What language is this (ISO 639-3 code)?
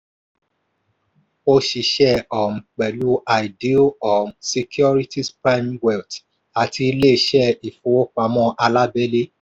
yor